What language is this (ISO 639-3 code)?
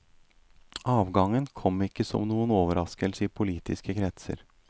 nor